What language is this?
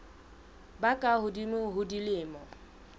Southern Sotho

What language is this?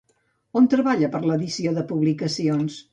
Catalan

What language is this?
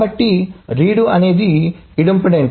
Telugu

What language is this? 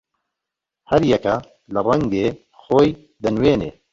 Central Kurdish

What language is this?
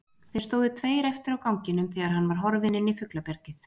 Icelandic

